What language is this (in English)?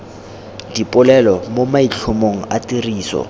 Tswana